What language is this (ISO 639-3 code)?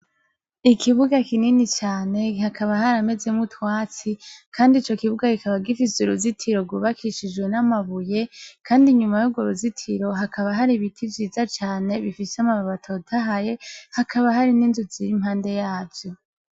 run